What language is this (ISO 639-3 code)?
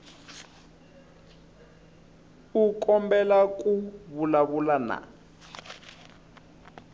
tso